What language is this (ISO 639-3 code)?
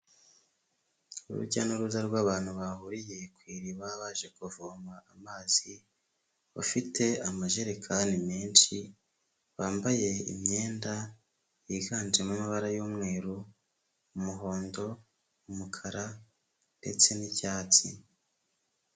kin